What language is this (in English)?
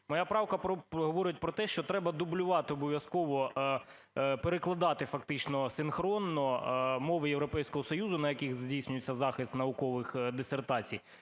Ukrainian